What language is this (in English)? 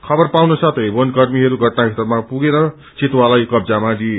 Nepali